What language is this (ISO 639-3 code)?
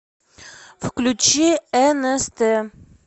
rus